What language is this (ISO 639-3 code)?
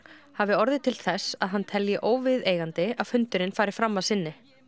isl